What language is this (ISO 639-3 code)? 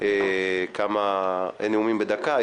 heb